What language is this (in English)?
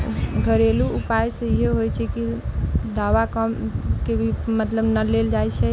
Maithili